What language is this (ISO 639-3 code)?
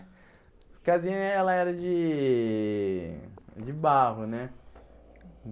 por